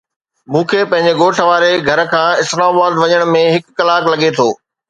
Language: Sindhi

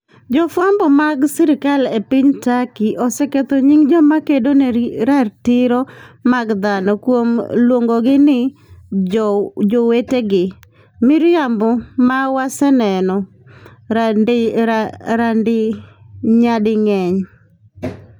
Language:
Luo (Kenya and Tanzania)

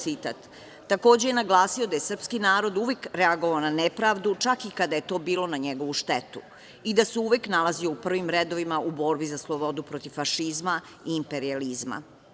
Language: Serbian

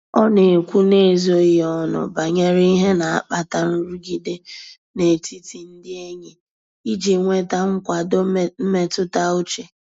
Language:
Igbo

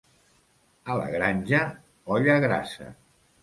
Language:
Catalan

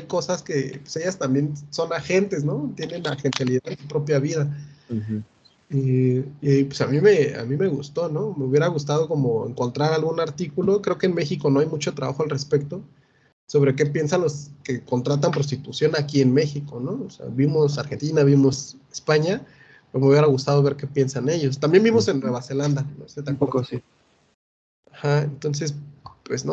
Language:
Spanish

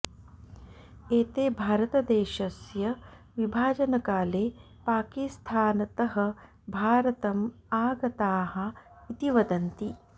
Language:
Sanskrit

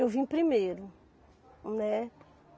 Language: Portuguese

